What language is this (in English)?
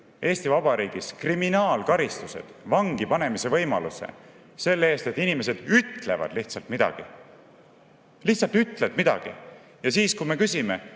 Estonian